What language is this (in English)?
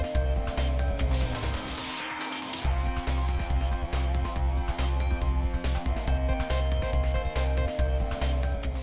Vietnamese